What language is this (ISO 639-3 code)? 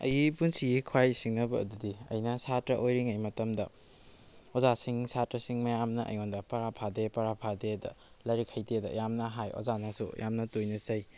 mni